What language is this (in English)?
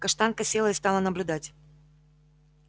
Russian